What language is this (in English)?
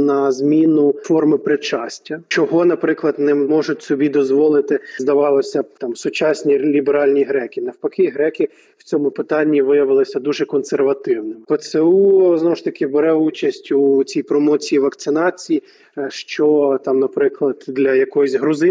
Ukrainian